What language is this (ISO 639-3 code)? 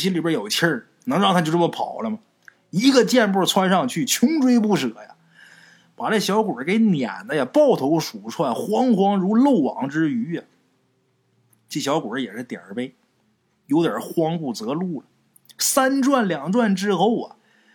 zho